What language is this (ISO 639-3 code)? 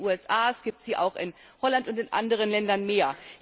deu